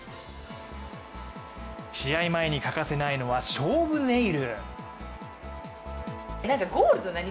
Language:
Japanese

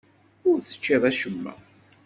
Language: Kabyle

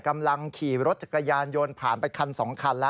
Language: Thai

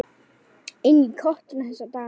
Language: Icelandic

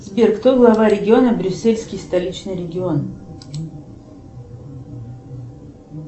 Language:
Russian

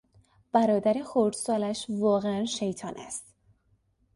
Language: Persian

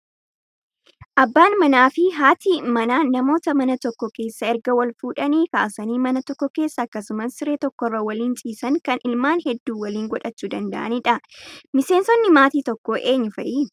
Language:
Oromo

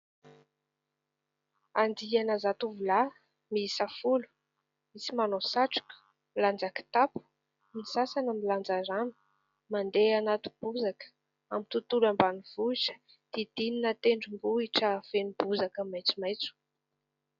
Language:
Malagasy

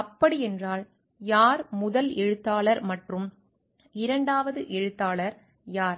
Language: Tamil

